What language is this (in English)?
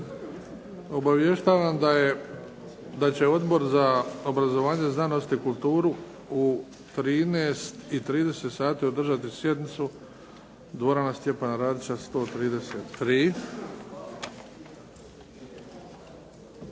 Croatian